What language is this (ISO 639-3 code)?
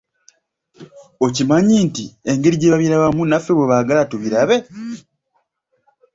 lug